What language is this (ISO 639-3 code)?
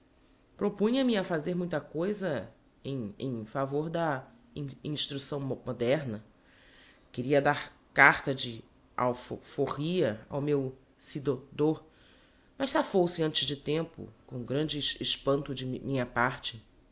por